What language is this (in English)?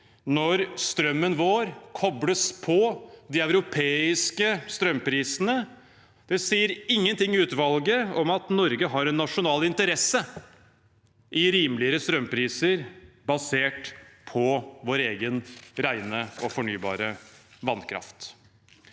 Norwegian